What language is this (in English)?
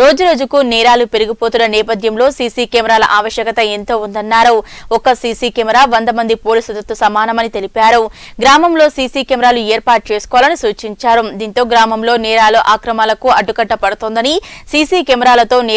Hindi